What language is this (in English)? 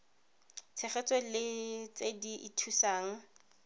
Tswana